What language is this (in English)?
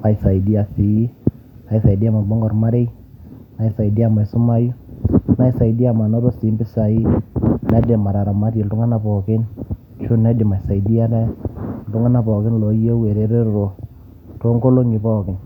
Masai